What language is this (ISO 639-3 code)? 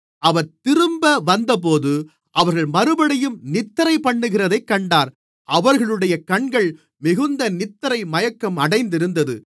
tam